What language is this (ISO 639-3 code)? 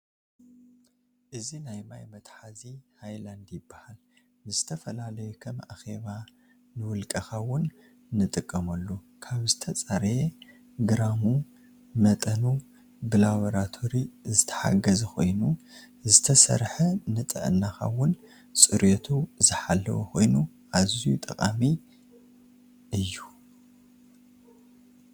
tir